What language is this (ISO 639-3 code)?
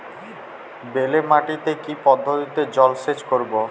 ben